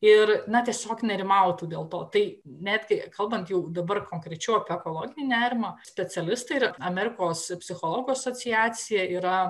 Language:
Lithuanian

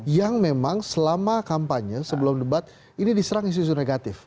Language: Indonesian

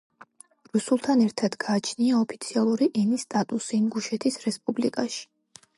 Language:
Georgian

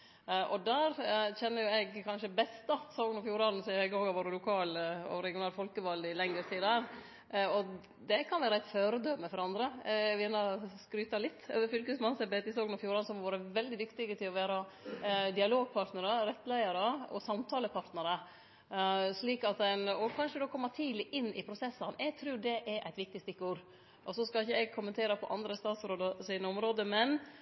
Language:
Norwegian Nynorsk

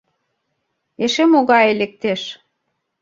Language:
Mari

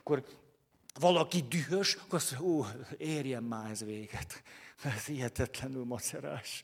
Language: Hungarian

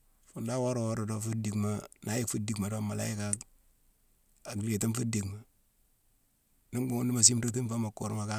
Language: Mansoanka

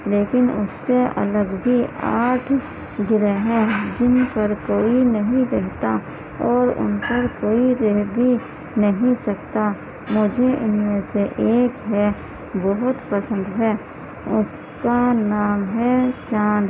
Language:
Urdu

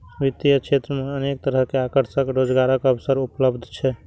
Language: Maithili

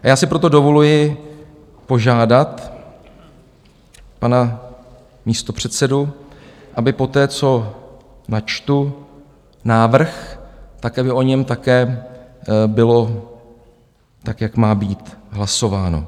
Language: Czech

